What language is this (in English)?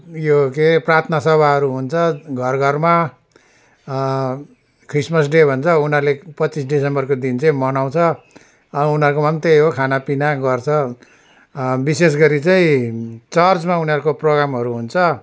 Nepali